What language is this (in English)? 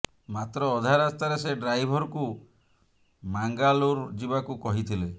Odia